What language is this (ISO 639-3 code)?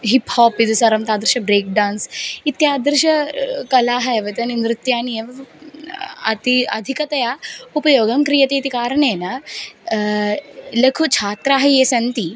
san